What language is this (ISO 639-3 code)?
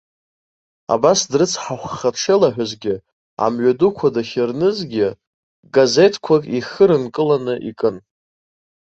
abk